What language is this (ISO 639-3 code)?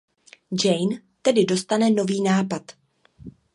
ces